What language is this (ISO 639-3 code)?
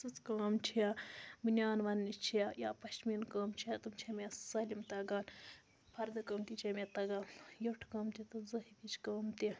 kas